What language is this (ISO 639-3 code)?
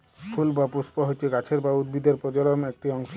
ben